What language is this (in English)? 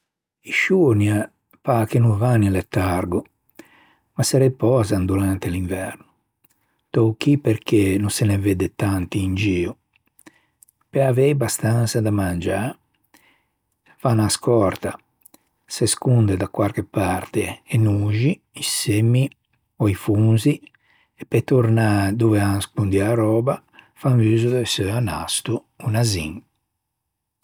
Ligurian